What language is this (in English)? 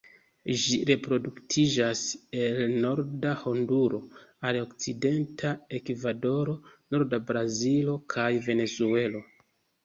Esperanto